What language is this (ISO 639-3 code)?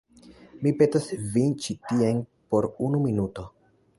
epo